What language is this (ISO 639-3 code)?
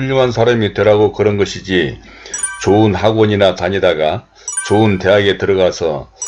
kor